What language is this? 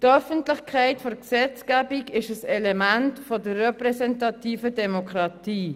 Swiss German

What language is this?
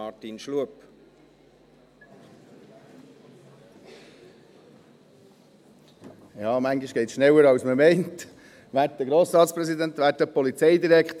Swiss German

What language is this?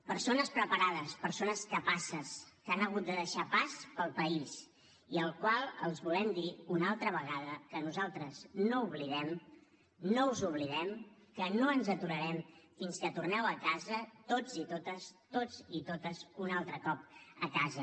Catalan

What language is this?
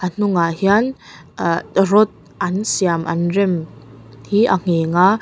Mizo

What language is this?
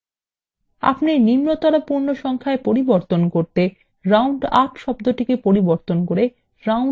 Bangla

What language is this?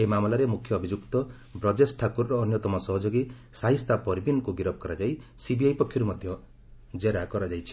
Odia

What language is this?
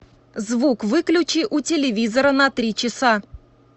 Russian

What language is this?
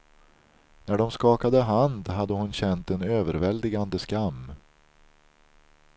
Swedish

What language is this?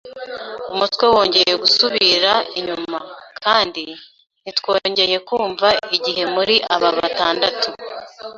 Kinyarwanda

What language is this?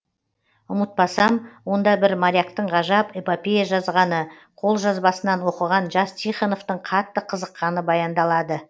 Kazakh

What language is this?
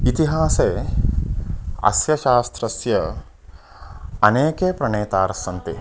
Sanskrit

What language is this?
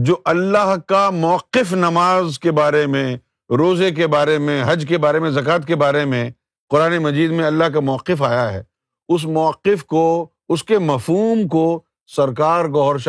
Urdu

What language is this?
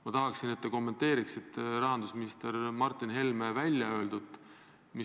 Estonian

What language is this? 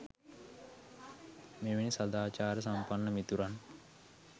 Sinhala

